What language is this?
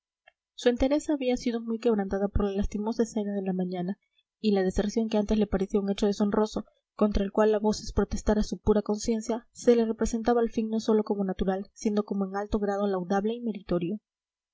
Spanish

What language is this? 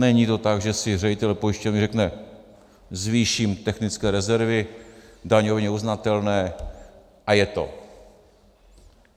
Czech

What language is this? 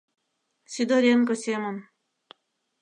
Mari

